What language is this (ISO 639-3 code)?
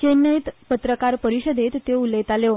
kok